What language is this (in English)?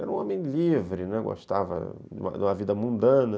Portuguese